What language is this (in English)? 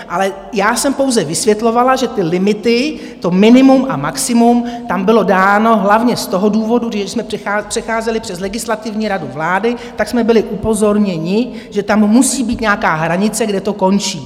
Czech